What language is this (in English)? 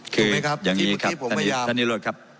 Thai